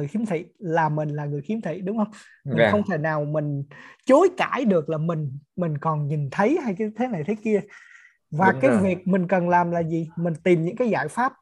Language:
Vietnamese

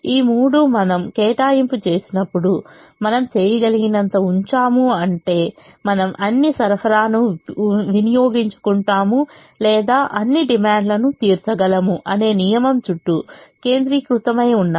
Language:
Telugu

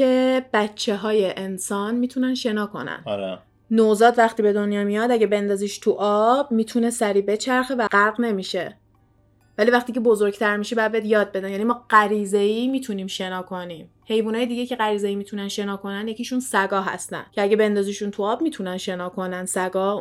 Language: Persian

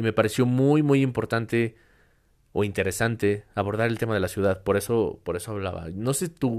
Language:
Spanish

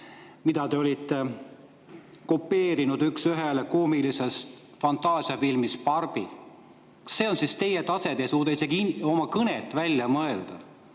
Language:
Estonian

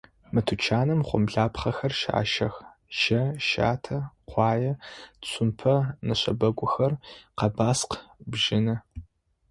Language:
Adyghe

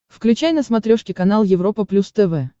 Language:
Russian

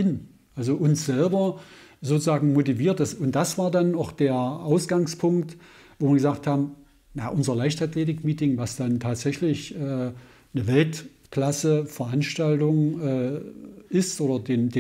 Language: German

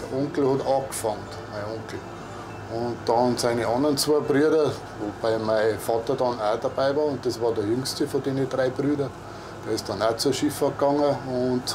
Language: German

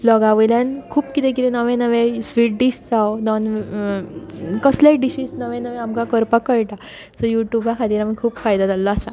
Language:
Konkani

